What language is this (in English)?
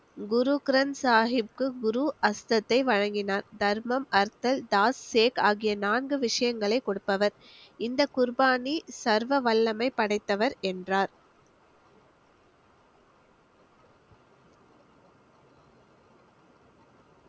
Tamil